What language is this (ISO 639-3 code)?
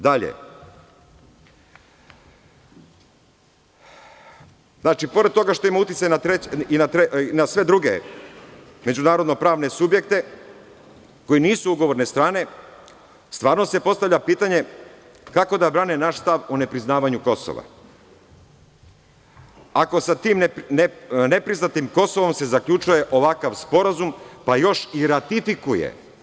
srp